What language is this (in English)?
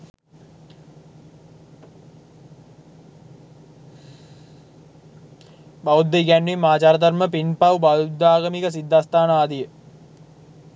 Sinhala